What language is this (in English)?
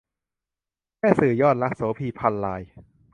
Thai